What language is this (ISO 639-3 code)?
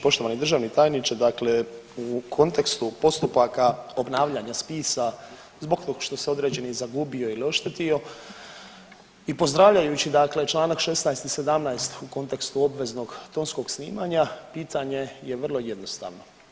hrv